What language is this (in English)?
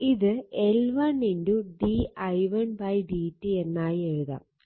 Malayalam